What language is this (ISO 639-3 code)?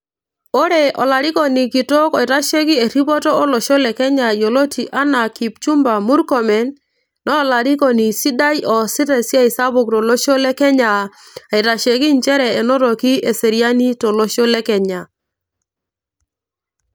mas